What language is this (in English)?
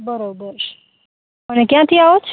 Gujarati